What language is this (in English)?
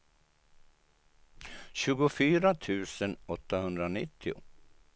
Swedish